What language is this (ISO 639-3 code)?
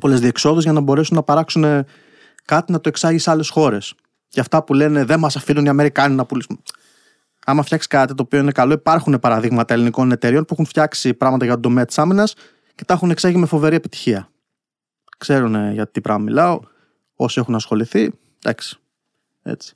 ell